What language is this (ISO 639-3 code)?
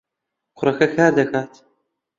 ckb